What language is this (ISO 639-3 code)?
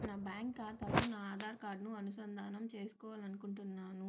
tel